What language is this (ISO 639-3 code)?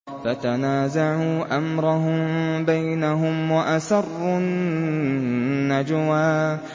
ara